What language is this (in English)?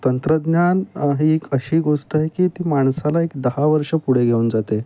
Marathi